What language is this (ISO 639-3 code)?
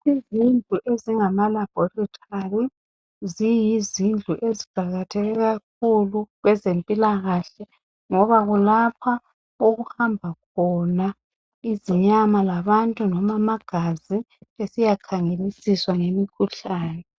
nde